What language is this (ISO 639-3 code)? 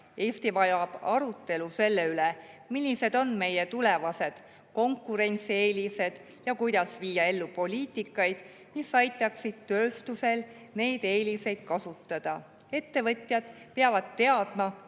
est